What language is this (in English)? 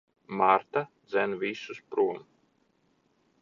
Latvian